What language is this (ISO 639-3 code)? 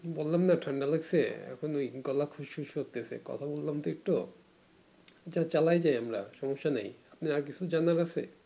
ben